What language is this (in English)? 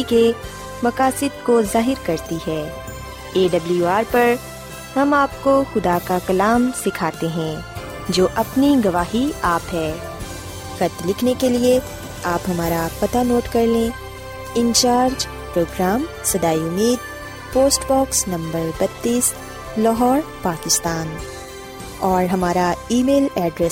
Urdu